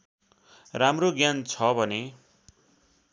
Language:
Nepali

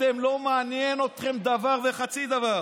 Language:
Hebrew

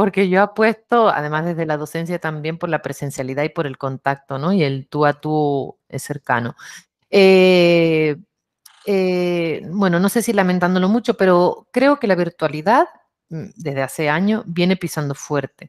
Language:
Spanish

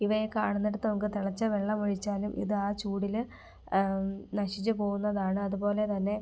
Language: Malayalam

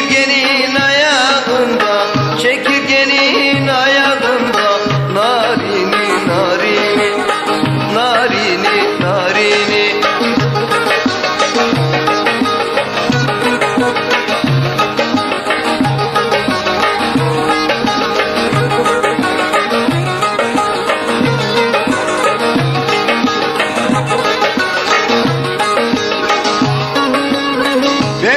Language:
Turkish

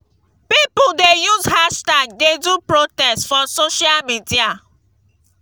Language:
Nigerian Pidgin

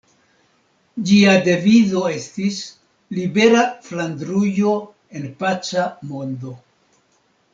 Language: Esperanto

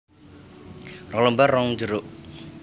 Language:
Javanese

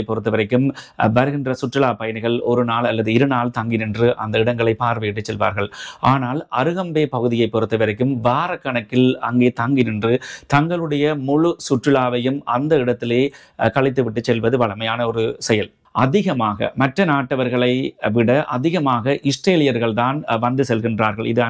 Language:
Romanian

